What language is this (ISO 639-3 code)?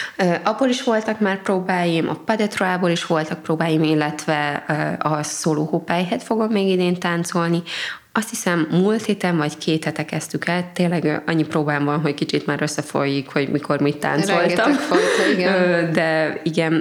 hun